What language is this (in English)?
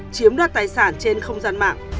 Vietnamese